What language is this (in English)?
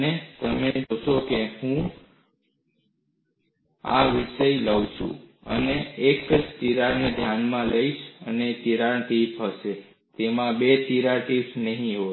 Gujarati